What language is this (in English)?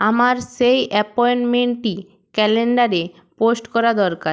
Bangla